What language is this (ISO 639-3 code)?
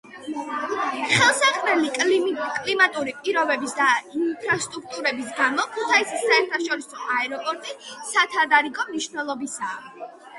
kat